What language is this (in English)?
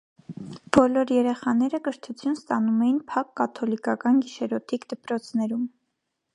Armenian